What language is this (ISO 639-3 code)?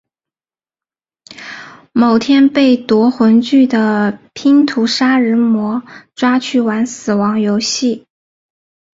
zho